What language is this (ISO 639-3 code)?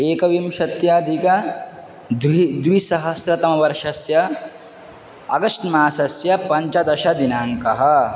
san